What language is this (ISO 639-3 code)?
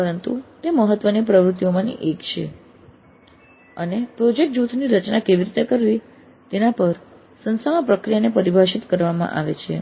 guj